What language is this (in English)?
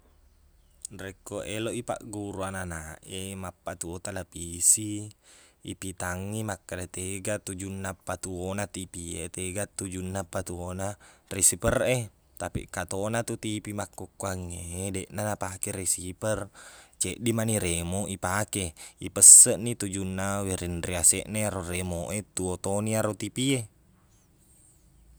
Buginese